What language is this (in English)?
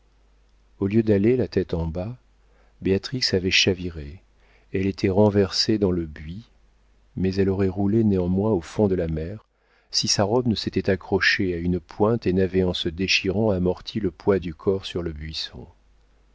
French